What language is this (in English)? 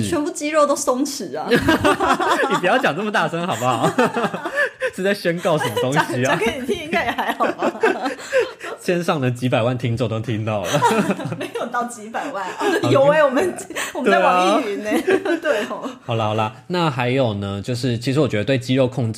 Chinese